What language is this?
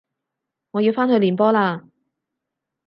Cantonese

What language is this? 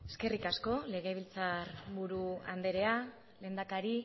Basque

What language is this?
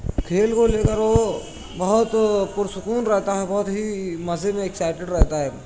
Urdu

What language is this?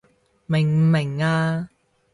Cantonese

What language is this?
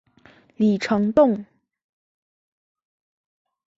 Chinese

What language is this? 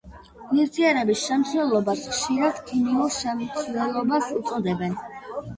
Georgian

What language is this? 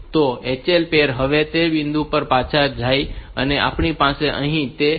Gujarati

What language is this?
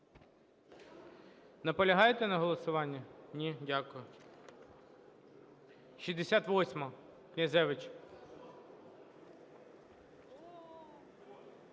Ukrainian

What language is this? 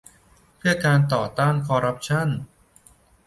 Thai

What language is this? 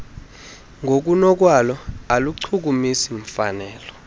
Xhosa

